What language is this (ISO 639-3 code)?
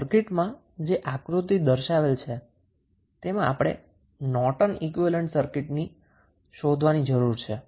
guj